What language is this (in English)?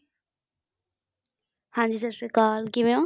Punjabi